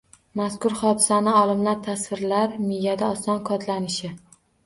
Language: Uzbek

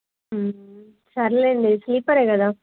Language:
Telugu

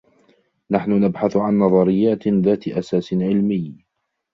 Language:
Arabic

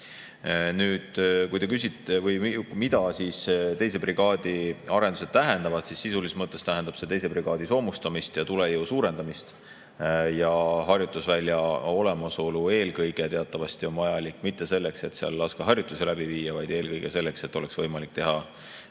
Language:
Estonian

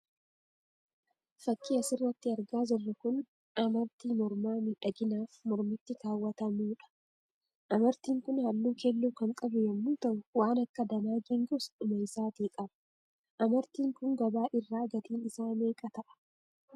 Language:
Oromo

